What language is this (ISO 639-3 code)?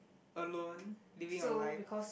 eng